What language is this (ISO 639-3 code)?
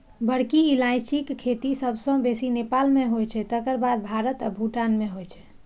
mai